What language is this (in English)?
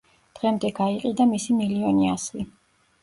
Georgian